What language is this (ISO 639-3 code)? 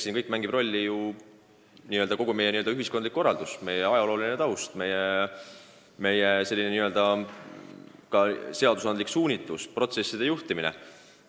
est